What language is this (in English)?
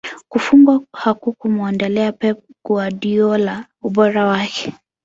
Swahili